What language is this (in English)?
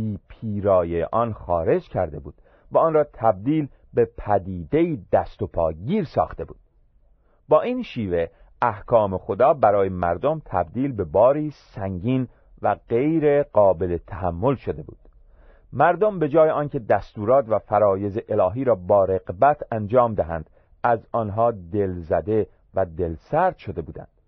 Persian